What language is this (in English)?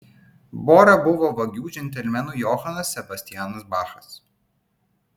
Lithuanian